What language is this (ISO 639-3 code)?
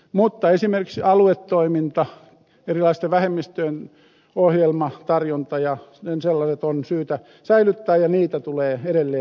fin